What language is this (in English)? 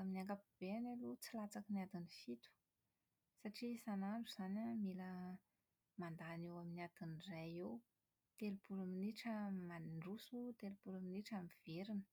Malagasy